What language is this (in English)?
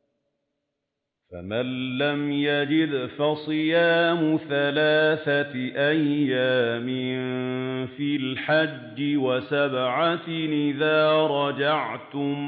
Arabic